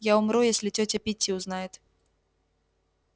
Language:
Russian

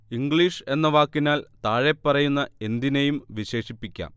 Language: Malayalam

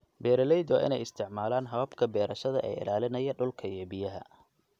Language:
Somali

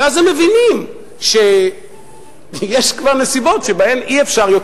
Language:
Hebrew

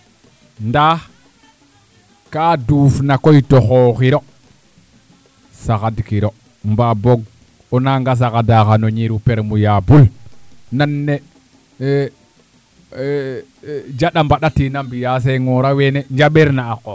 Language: Serer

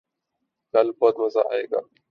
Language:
Urdu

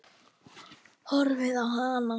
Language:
Icelandic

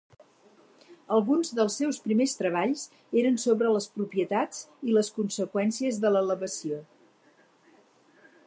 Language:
Catalan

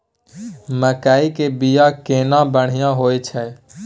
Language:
Maithili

